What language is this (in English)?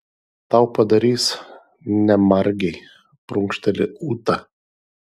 Lithuanian